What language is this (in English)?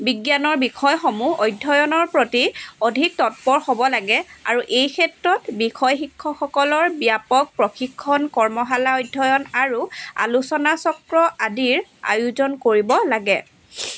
Assamese